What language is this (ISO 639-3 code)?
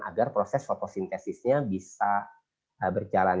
ind